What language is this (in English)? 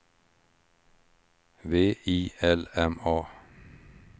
Swedish